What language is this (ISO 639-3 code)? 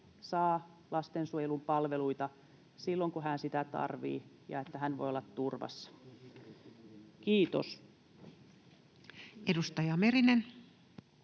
fin